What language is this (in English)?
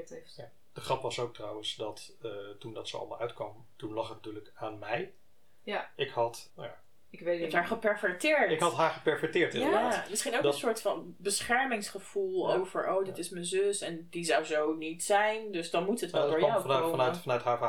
Dutch